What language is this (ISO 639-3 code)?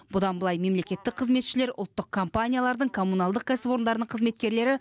kaz